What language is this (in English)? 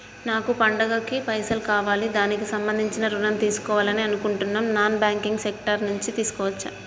Telugu